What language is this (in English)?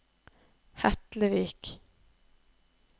Norwegian